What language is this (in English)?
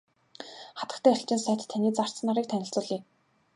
Mongolian